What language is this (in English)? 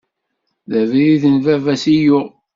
Kabyle